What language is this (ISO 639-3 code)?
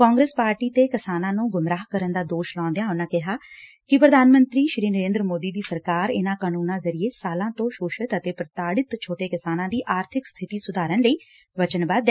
pan